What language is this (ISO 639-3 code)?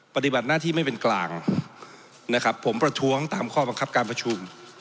tha